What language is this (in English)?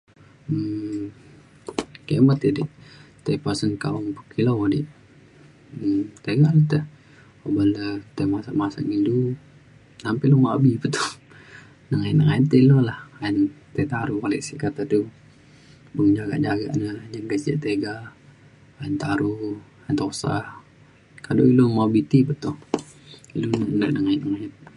Mainstream Kenyah